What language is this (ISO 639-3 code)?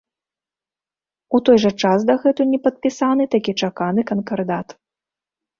bel